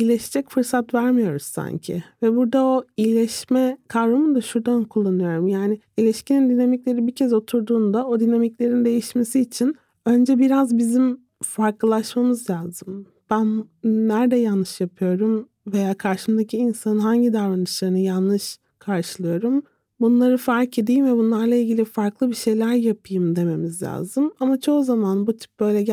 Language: Turkish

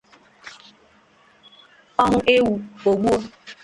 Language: Igbo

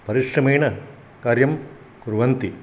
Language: Sanskrit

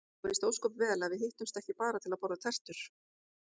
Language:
Icelandic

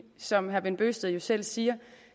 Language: Danish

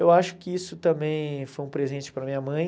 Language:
Portuguese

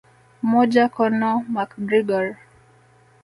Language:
Swahili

